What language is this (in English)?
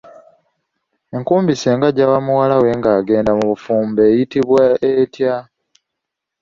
Ganda